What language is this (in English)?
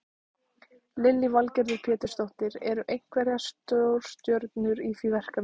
Icelandic